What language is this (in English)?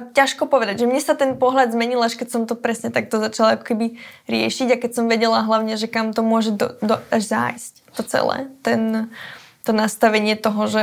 Slovak